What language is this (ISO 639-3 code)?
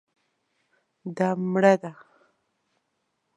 pus